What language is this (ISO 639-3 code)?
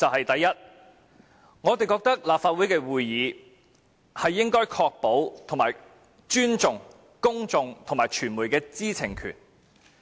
yue